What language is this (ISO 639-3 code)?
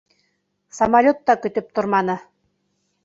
bak